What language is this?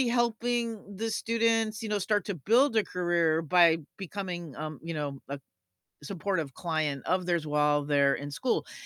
English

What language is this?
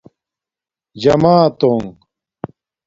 Domaaki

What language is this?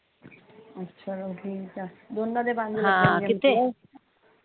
Punjabi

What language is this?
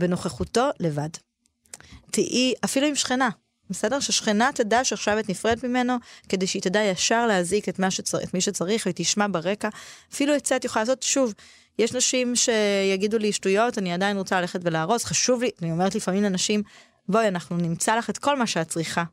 Hebrew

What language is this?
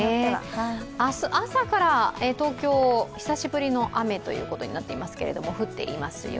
Japanese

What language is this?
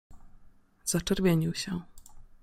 Polish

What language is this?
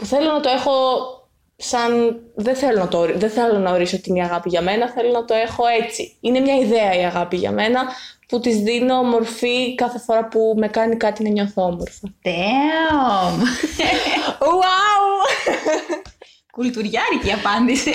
Greek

